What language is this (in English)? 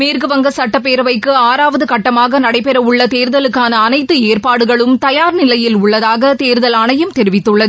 Tamil